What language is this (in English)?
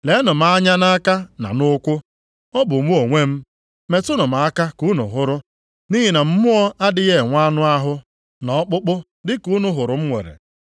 Igbo